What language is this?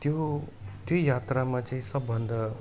Nepali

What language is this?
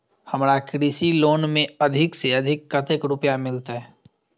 Maithili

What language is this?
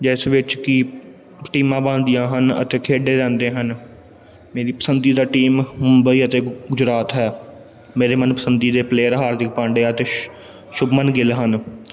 Punjabi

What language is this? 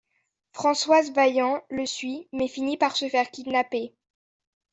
French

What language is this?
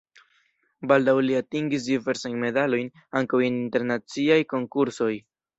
Esperanto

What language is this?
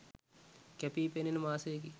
Sinhala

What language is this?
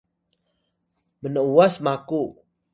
Atayal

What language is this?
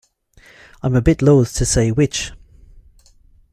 English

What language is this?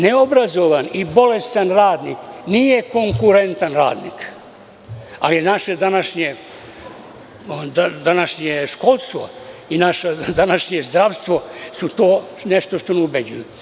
Serbian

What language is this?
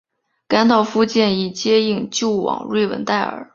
Chinese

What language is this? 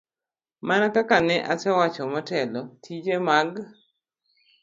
Luo (Kenya and Tanzania)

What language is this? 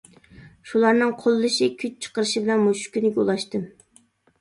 Uyghur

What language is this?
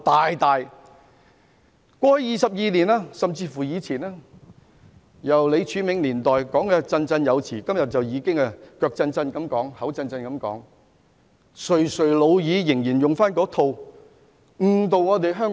Cantonese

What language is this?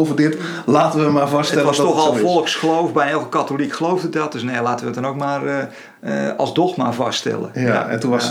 Dutch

